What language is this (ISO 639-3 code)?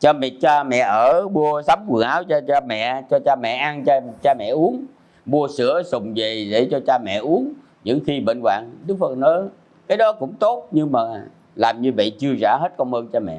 vie